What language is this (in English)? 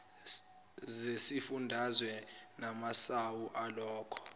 Zulu